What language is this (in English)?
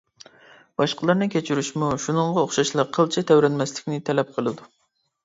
Uyghur